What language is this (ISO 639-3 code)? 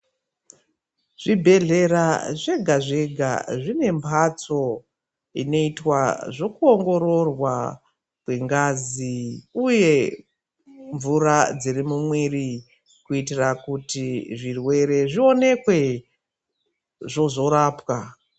ndc